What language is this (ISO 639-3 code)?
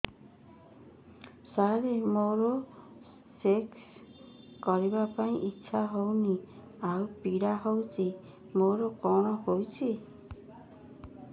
ori